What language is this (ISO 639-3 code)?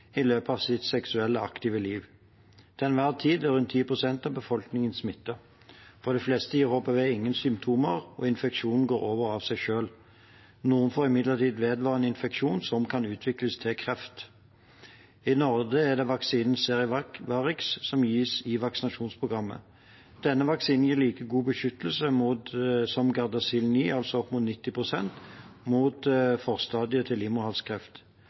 nob